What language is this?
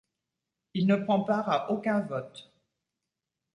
French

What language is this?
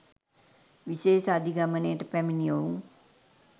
Sinhala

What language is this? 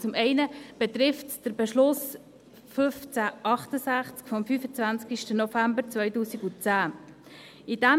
Swiss German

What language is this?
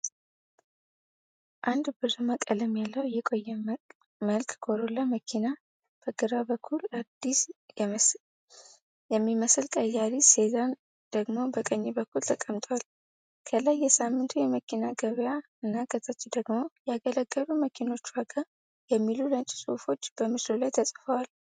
Amharic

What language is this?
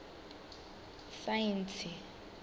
Venda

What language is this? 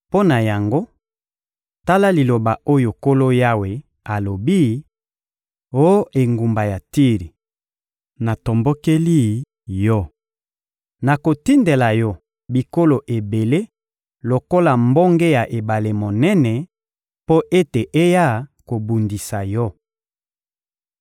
Lingala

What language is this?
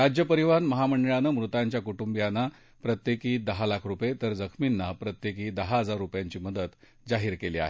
Marathi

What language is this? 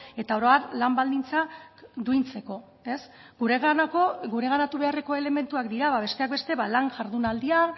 Basque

